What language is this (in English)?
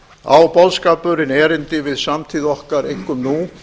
Icelandic